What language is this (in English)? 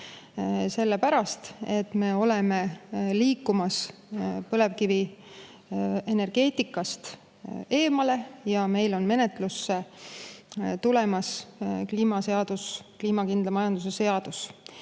Estonian